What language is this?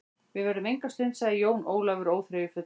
Icelandic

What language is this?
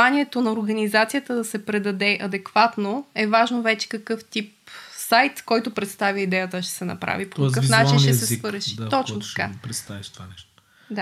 Bulgarian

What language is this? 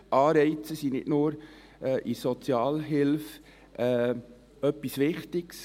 Swiss German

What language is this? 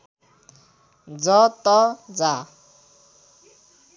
Nepali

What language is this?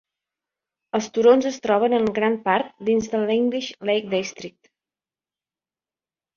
Catalan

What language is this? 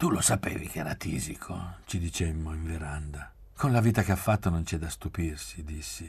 Italian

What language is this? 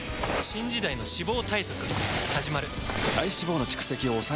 Japanese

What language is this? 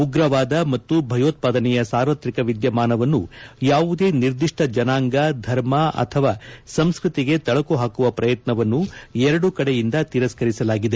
Kannada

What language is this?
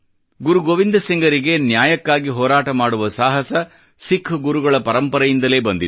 Kannada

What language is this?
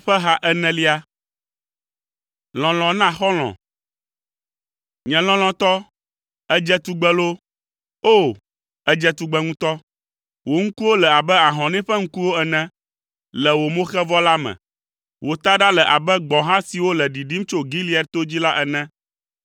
Ewe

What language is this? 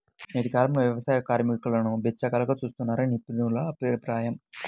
Telugu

